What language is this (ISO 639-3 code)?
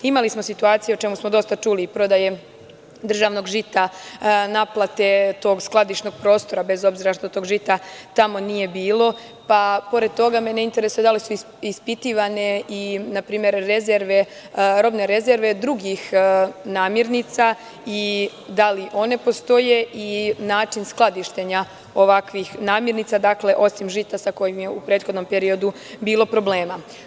srp